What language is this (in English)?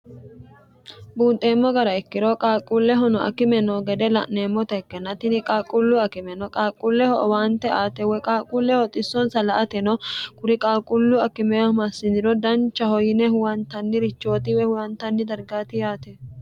Sidamo